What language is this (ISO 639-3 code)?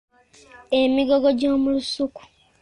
lug